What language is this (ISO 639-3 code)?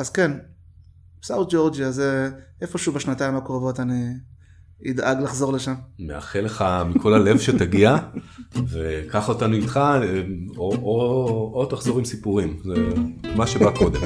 heb